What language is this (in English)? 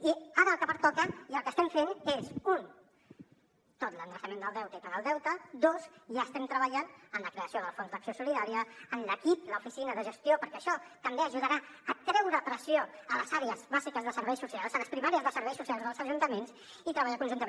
Catalan